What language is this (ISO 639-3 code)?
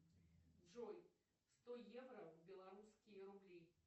rus